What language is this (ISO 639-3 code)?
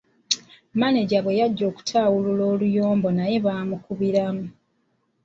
lug